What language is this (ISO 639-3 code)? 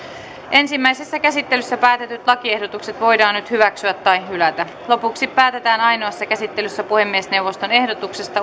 fin